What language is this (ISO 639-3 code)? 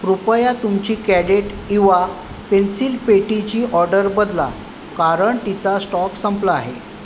mar